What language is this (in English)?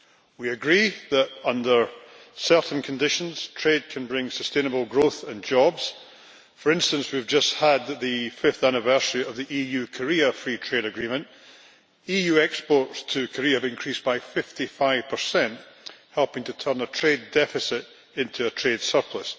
English